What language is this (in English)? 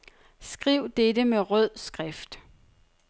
Danish